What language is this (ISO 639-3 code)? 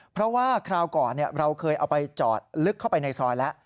tha